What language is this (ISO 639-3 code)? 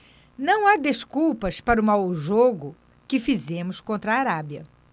por